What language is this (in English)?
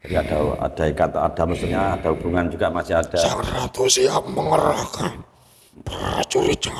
Indonesian